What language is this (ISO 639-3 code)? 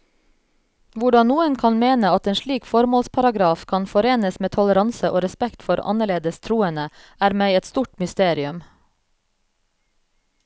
nor